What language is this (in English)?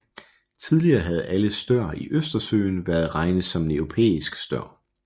Danish